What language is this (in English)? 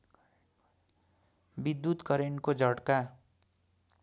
Nepali